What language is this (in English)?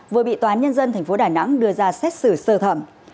Vietnamese